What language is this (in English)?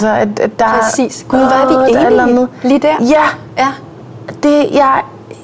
Danish